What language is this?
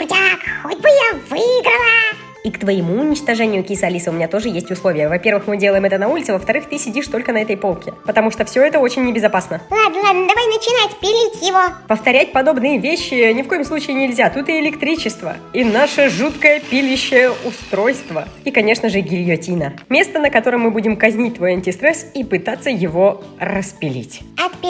Russian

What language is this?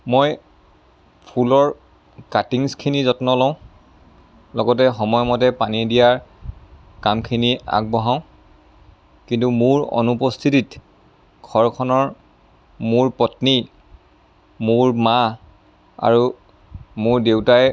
Assamese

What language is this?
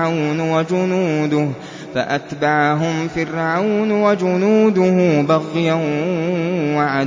Arabic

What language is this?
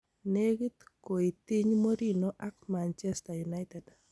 Kalenjin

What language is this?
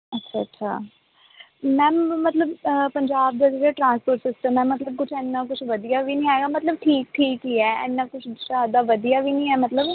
Punjabi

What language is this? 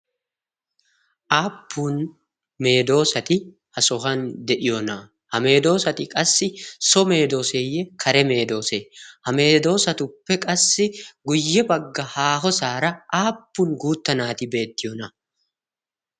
Wolaytta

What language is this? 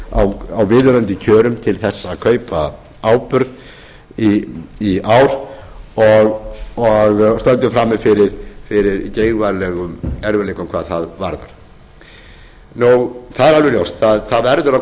Icelandic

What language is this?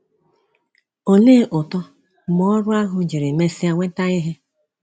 Igbo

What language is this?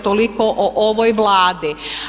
Croatian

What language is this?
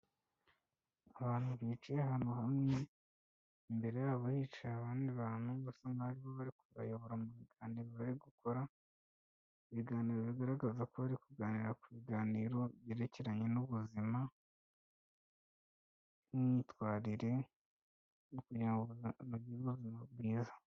Kinyarwanda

